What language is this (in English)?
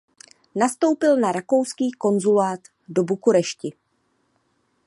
Czech